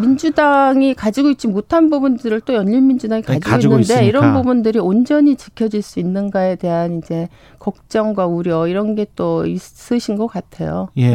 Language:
Korean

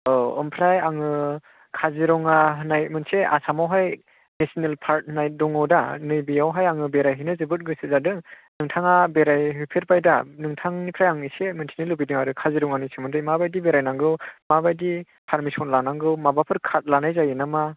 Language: Bodo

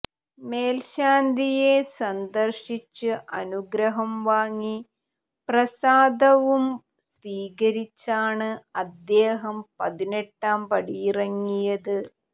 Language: Malayalam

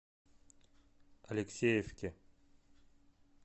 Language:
Russian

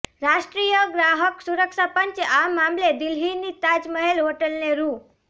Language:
Gujarati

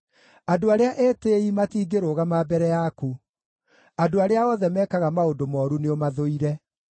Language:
Kikuyu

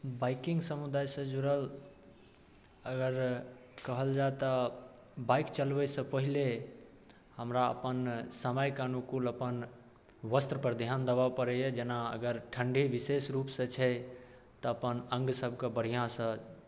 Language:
Maithili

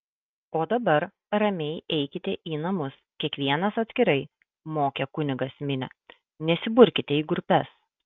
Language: Lithuanian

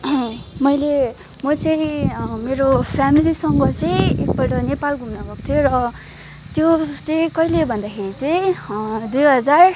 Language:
Nepali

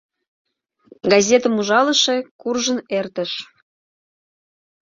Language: Mari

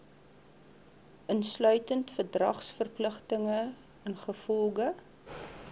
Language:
Afrikaans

